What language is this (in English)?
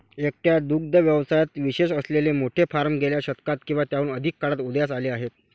Marathi